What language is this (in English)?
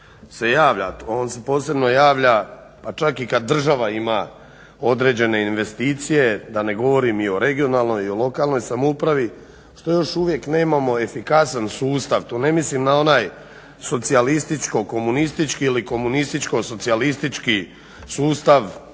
Croatian